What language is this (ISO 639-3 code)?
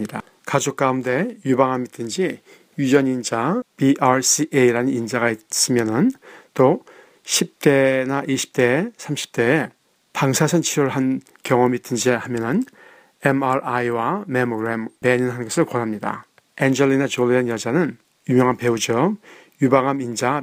kor